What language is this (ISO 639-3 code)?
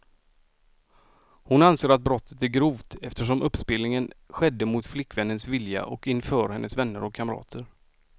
swe